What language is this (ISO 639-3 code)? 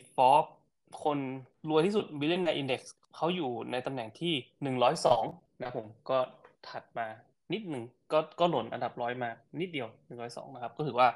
tha